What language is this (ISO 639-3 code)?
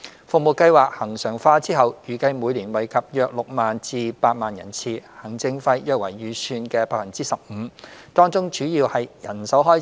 yue